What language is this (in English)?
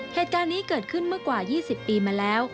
Thai